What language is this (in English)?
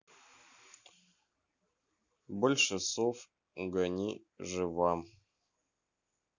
Russian